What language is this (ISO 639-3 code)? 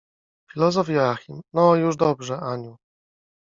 pol